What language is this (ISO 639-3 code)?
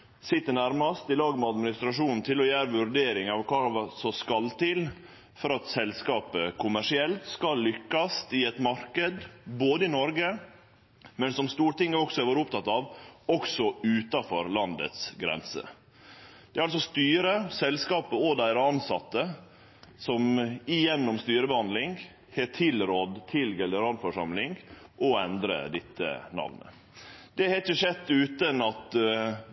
nno